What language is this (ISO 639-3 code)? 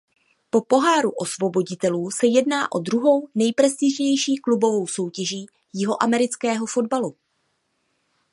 ces